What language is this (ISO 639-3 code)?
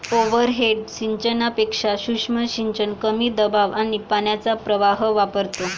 mar